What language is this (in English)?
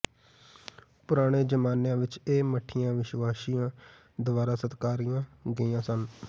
Punjabi